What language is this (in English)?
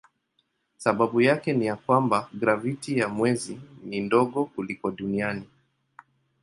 Swahili